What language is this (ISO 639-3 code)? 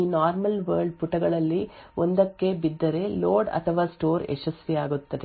kan